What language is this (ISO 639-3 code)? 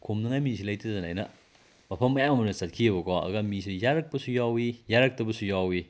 mni